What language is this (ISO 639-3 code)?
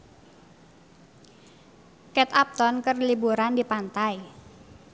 sun